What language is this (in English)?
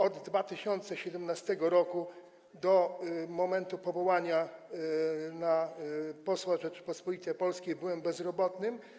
Polish